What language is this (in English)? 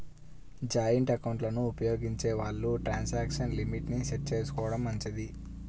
Telugu